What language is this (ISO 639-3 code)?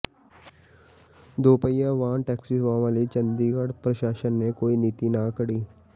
pan